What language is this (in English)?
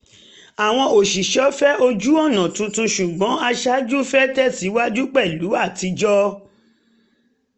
Yoruba